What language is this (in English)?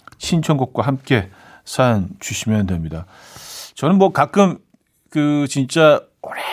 Korean